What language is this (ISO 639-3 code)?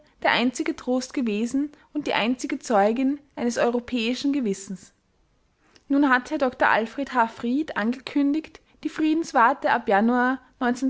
deu